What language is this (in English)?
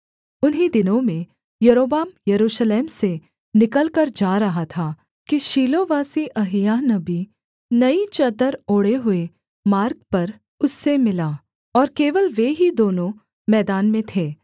Hindi